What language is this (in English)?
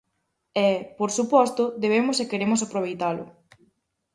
Galician